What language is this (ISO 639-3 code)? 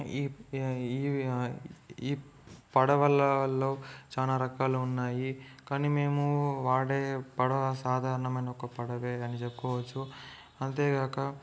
tel